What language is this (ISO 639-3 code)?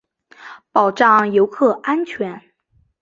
zho